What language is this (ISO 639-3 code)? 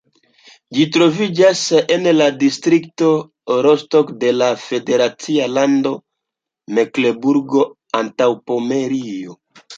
epo